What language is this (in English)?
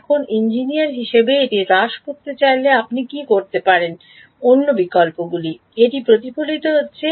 Bangla